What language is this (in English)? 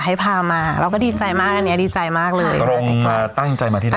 Thai